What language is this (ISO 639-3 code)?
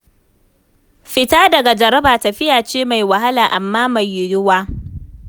hau